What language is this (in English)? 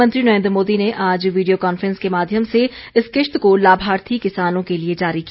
Hindi